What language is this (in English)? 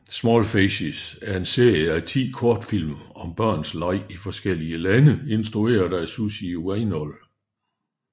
Danish